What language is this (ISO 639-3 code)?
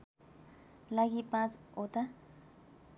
nep